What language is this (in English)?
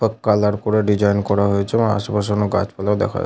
Bangla